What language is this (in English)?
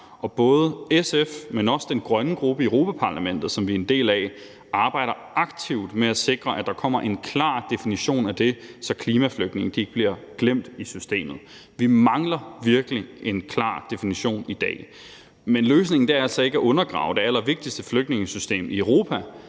Danish